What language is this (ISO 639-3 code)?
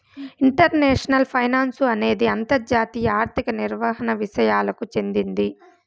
tel